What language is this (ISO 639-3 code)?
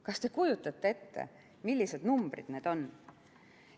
est